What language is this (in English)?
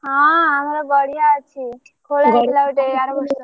Odia